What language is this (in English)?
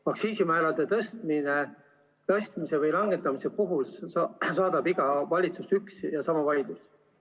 Estonian